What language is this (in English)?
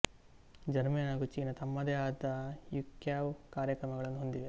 Kannada